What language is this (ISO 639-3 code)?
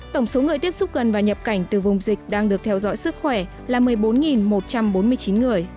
vie